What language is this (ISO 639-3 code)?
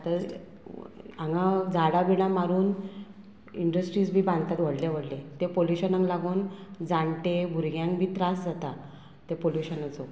kok